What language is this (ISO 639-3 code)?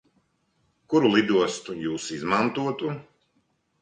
lav